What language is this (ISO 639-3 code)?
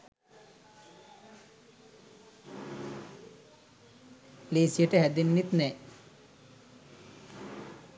sin